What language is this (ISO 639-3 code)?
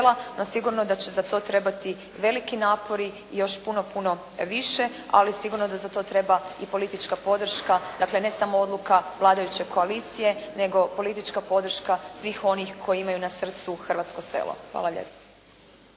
hrv